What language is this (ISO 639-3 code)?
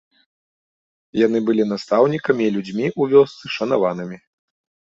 bel